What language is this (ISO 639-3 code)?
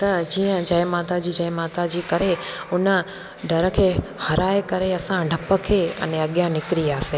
snd